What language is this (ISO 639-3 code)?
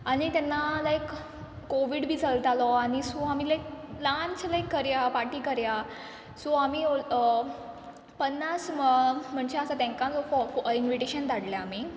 kok